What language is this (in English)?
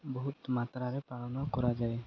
Odia